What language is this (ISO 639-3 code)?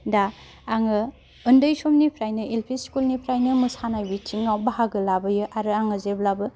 brx